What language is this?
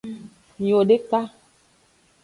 Aja (Benin)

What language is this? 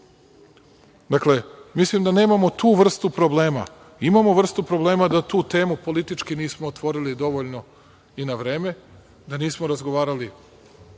Serbian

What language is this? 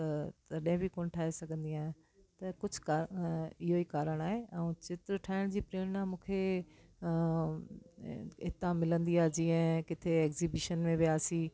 Sindhi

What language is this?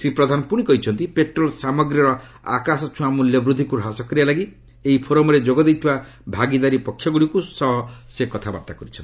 Odia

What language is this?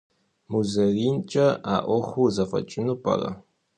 Kabardian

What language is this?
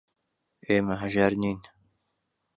Central Kurdish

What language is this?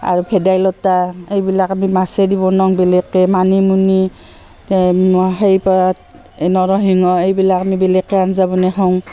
Assamese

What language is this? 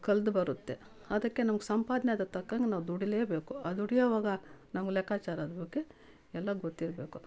Kannada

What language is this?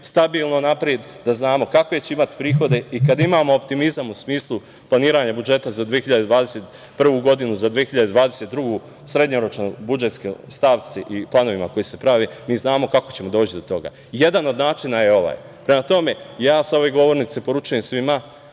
Serbian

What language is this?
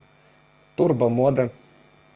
Russian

